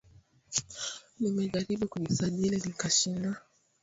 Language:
Swahili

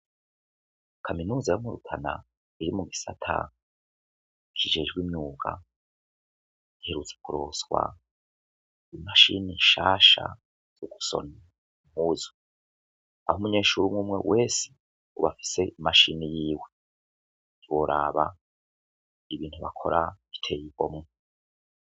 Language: Rundi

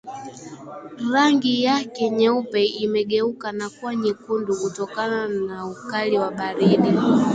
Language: Swahili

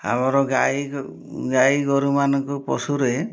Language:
Odia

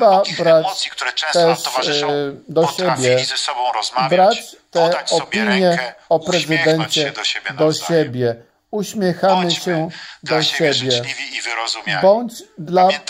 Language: Polish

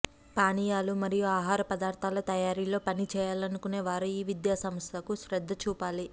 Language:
Telugu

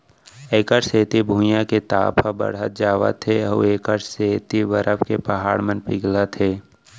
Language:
Chhattisgarhi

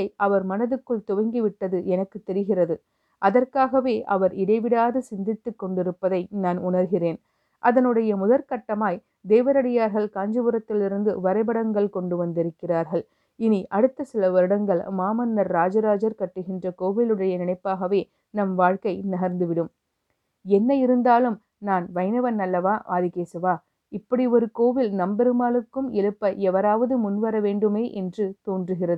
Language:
Tamil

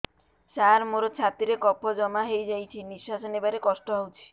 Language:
Odia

